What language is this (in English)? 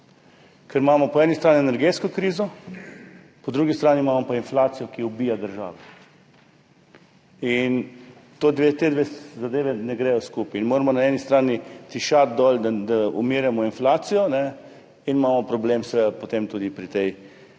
Slovenian